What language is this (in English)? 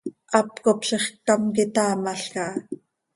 Seri